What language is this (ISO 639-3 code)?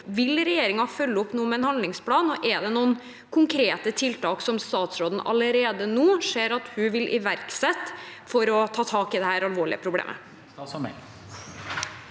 nor